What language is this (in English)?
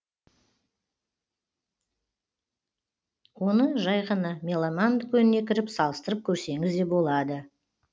Kazakh